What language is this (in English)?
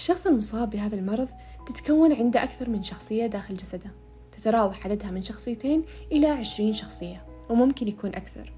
Arabic